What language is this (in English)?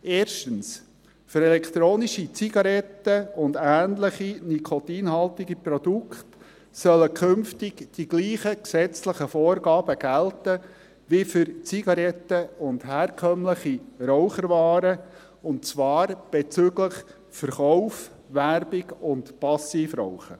Swiss German